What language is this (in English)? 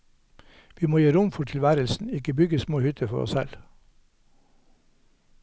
Norwegian